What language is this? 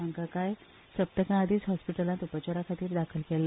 Konkani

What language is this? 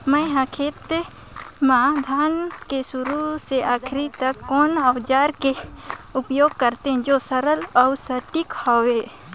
Chhattisgarhi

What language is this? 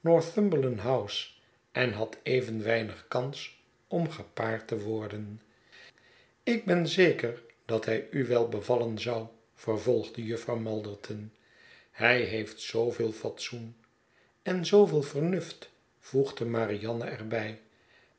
Dutch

